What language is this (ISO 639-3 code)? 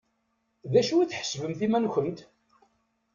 kab